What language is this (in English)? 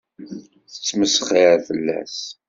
Kabyle